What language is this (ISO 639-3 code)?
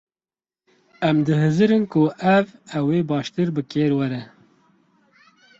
kur